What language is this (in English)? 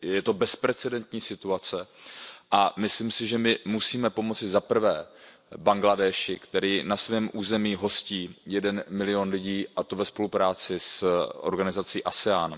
Czech